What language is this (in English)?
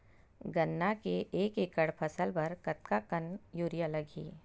Chhattisgarhi